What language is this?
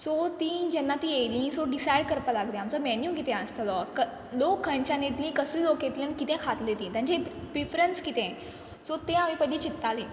Konkani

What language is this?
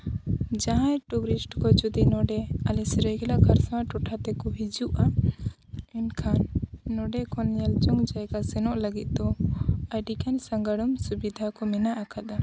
Santali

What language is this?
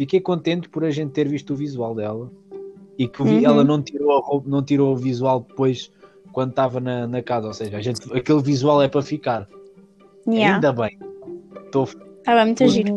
Portuguese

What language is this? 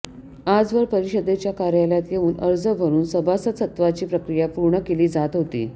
Marathi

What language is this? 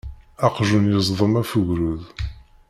Kabyle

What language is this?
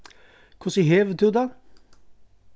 Faroese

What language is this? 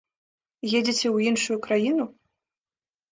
Belarusian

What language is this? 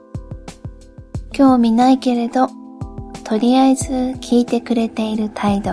Japanese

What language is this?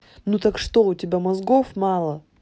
Russian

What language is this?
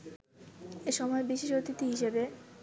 Bangla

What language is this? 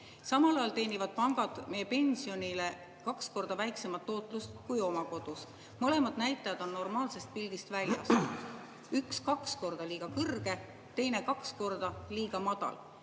Estonian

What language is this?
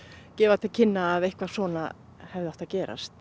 Icelandic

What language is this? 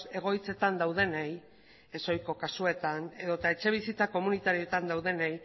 Basque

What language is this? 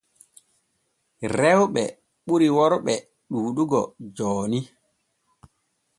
Borgu Fulfulde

